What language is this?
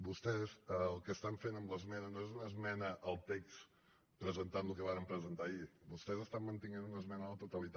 Catalan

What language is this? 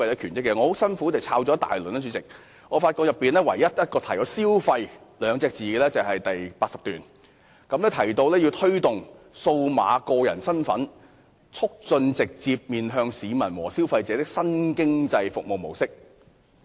Cantonese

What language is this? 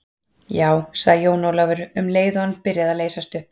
Icelandic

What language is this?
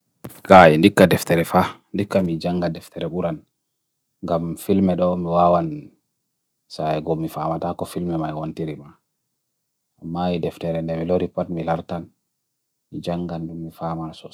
Bagirmi Fulfulde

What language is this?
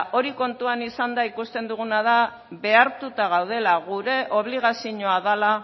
Basque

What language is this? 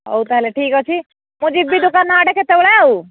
Odia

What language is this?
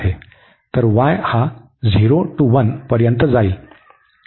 Marathi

